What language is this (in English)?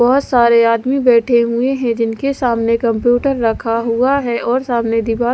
Hindi